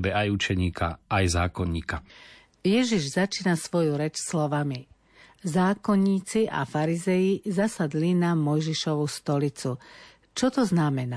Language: Slovak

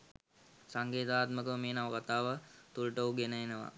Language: Sinhala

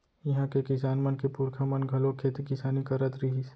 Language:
Chhattisgarhi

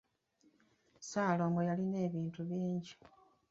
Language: Ganda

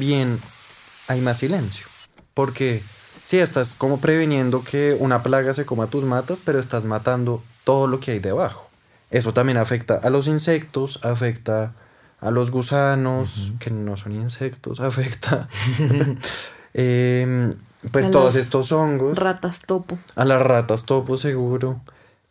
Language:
Spanish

